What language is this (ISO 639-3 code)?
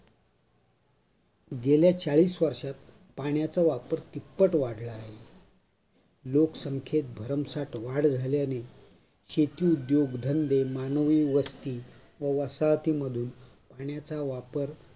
mar